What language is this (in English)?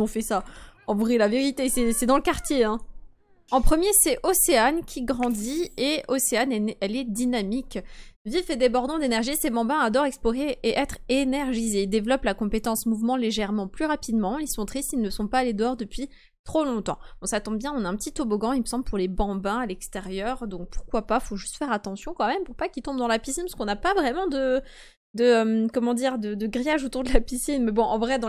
French